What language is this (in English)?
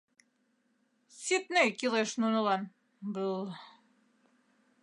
Mari